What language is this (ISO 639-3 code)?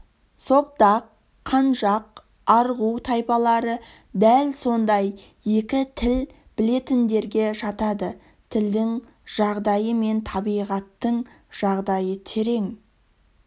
kaz